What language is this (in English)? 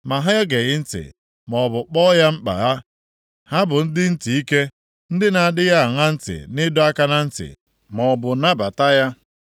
Igbo